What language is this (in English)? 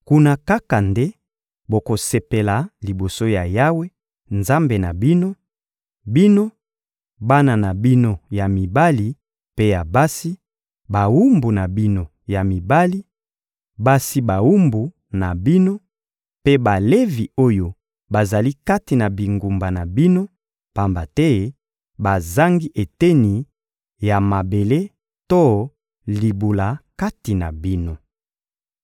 Lingala